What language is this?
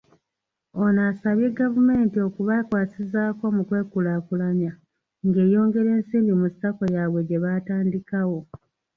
Ganda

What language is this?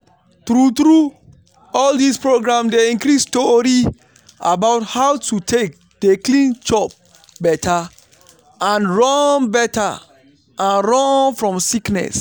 Nigerian Pidgin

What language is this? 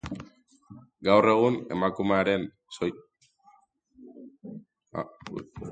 Basque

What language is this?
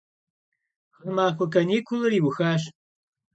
Kabardian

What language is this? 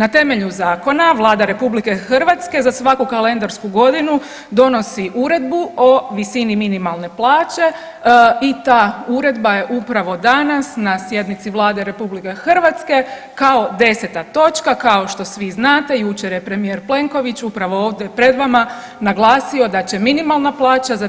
Croatian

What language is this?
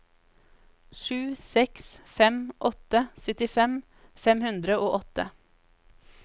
Norwegian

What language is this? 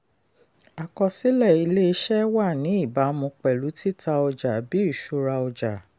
Yoruba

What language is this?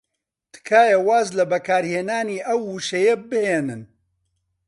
Central Kurdish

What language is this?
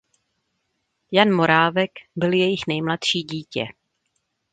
Czech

